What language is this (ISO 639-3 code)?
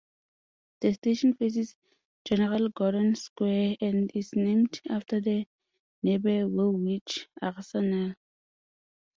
eng